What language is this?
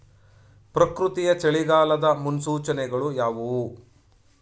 Kannada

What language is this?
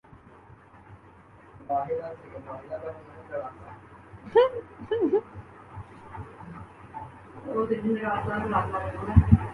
Urdu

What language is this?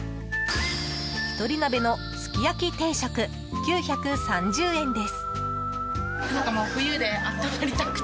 Japanese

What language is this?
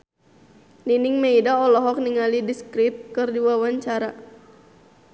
Sundanese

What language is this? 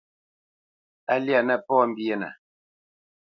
Bamenyam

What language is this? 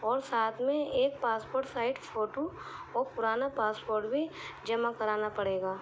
Urdu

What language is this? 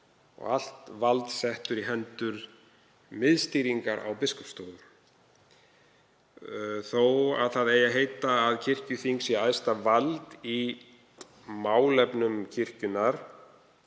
Icelandic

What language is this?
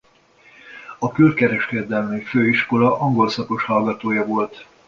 Hungarian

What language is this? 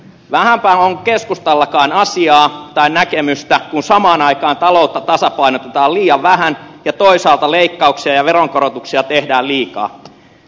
Finnish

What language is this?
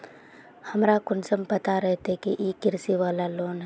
Magahi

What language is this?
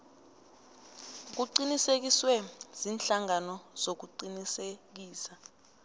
South Ndebele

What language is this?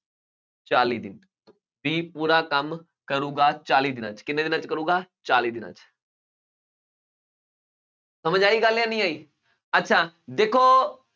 Punjabi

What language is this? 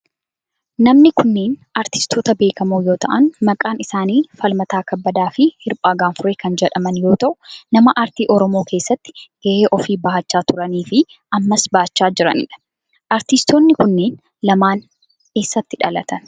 Oromo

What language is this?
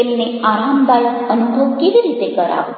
Gujarati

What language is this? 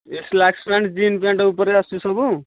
Odia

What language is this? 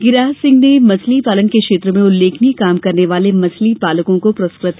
Hindi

